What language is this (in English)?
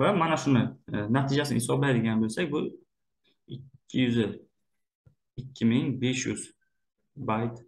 Turkish